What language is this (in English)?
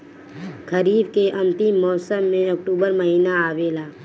Bhojpuri